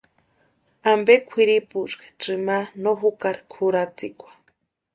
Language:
Western Highland Purepecha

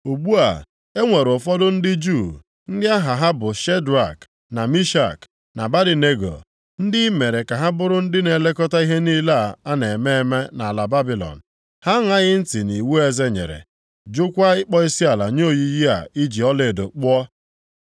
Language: Igbo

